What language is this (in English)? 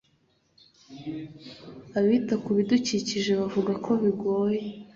Kinyarwanda